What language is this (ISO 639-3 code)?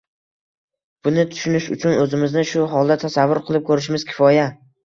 uzb